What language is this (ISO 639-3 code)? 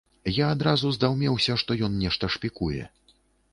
bel